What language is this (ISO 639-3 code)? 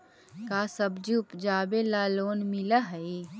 mag